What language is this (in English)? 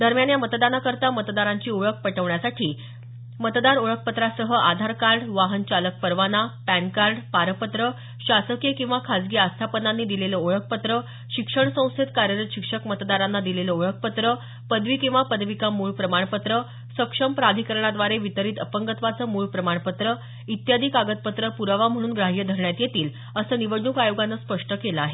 Marathi